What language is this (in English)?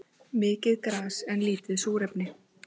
Icelandic